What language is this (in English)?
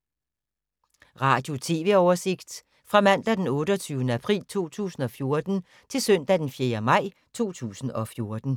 Danish